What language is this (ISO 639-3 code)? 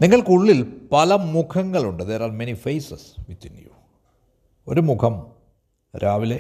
mal